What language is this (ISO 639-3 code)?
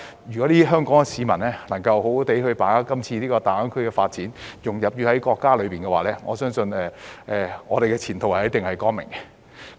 yue